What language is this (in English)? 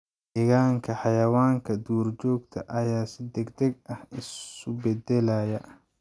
Somali